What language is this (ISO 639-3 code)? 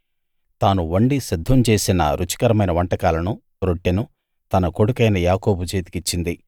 tel